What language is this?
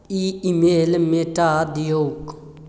Maithili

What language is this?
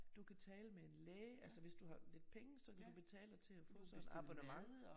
Danish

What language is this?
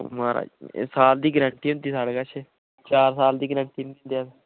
Dogri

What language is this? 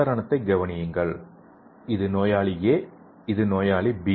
Tamil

